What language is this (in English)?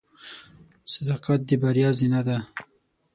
Pashto